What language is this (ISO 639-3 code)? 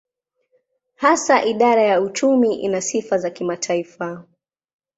swa